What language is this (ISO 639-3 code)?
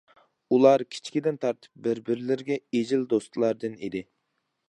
uig